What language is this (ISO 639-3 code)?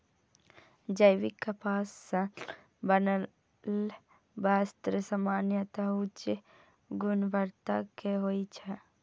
mai